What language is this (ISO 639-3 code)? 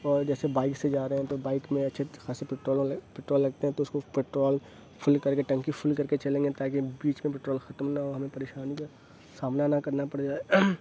urd